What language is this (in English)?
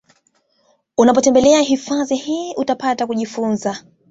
Swahili